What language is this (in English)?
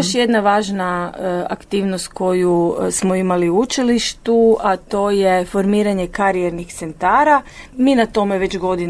Croatian